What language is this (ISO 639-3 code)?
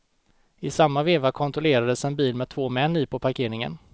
swe